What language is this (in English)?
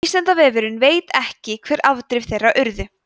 Icelandic